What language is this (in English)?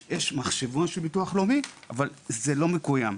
Hebrew